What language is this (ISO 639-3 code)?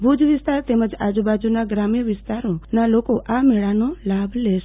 guj